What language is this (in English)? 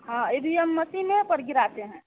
Hindi